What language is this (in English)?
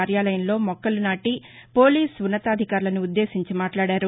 Telugu